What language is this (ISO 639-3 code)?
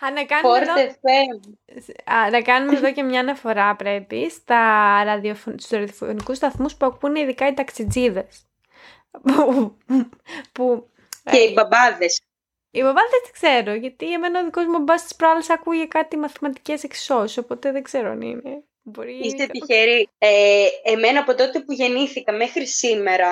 ell